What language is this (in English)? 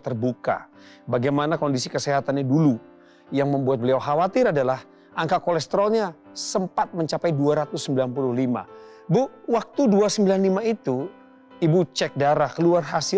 Indonesian